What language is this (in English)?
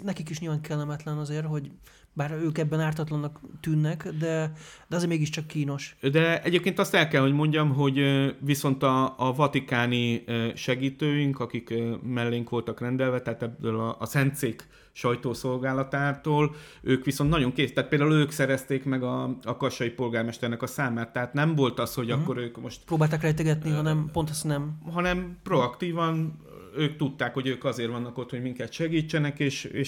Hungarian